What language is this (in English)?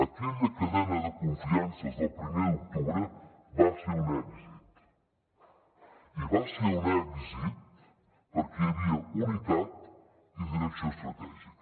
Catalan